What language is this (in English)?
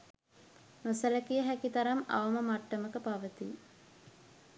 Sinhala